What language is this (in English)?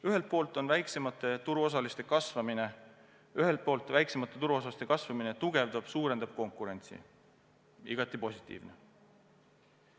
Estonian